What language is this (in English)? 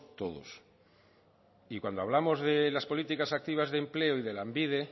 Spanish